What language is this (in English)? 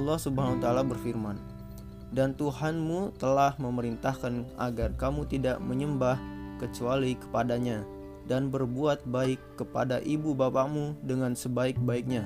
Indonesian